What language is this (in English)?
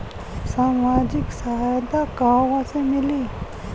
Bhojpuri